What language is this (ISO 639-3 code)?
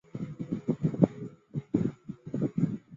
zho